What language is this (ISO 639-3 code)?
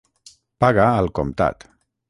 cat